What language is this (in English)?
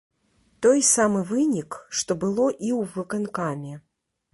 Belarusian